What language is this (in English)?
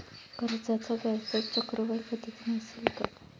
Marathi